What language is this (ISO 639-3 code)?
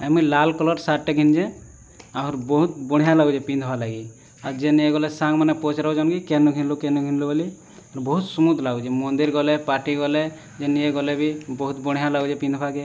ori